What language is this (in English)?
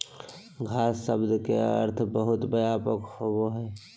Magahi